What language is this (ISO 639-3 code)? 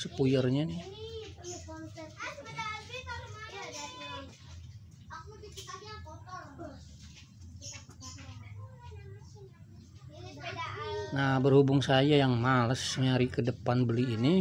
ind